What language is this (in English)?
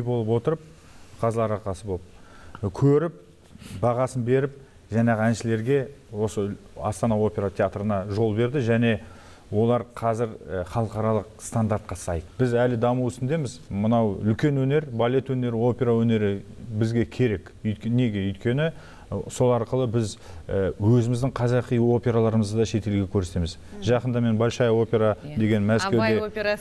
Turkish